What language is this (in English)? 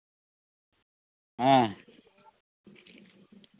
Santali